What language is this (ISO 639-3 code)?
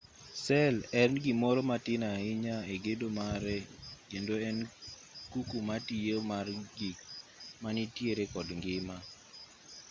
luo